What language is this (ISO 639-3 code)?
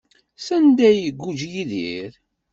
kab